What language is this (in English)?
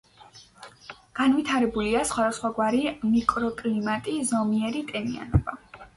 Georgian